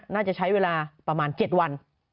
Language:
Thai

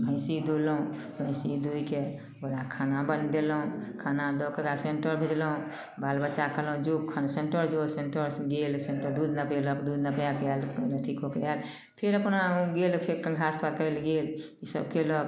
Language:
Maithili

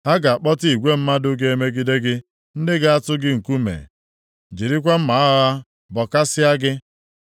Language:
Igbo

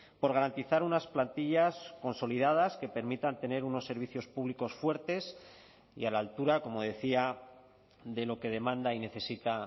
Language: Spanish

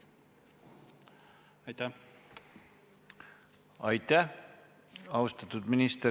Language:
Estonian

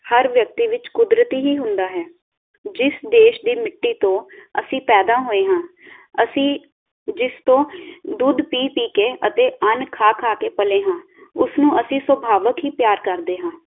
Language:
Punjabi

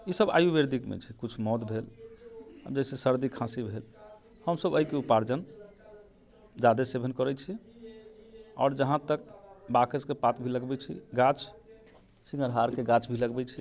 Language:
Maithili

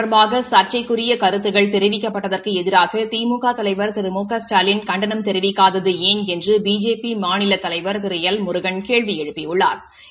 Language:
Tamil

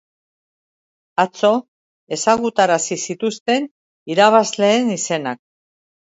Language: Basque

